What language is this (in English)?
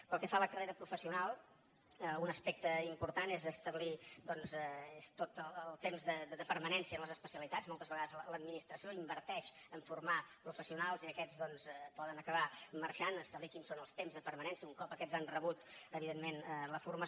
Catalan